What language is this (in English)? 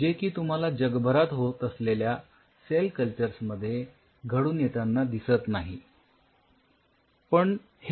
Marathi